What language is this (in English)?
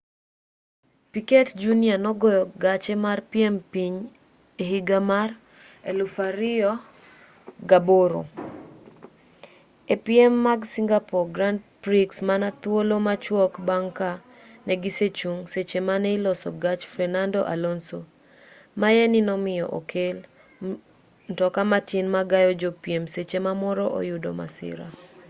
Luo (Kenya and Tanzania)